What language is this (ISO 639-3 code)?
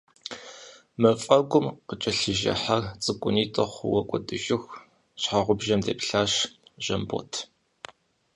kbd